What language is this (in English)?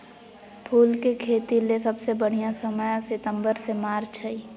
Magahi